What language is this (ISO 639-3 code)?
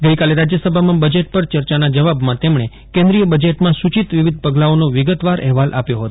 guj